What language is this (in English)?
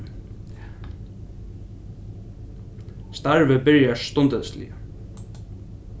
Faroese